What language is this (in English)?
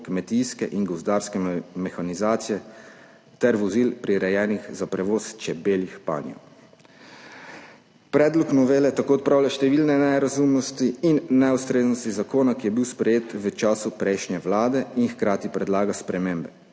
Slovenian